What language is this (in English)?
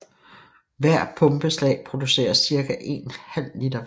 Danish